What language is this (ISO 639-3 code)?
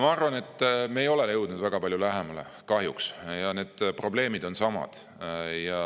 est